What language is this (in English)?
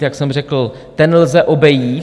Czech